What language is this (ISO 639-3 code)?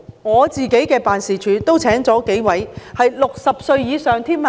yue